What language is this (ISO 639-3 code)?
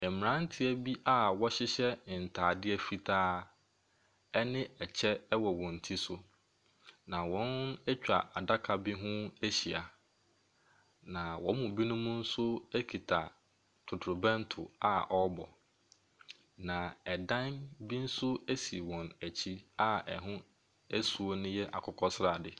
aka